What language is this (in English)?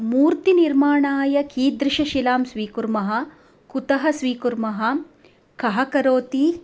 Sanskrit